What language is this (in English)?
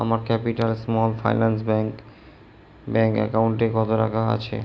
Bangla